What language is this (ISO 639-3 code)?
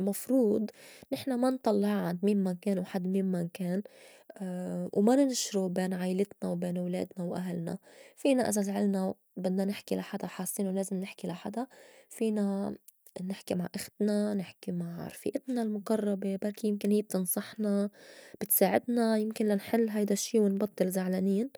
apc